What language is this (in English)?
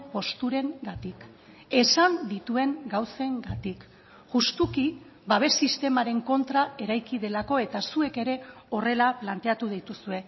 Basque